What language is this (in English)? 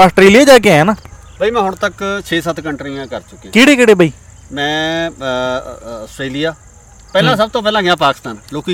Punjabi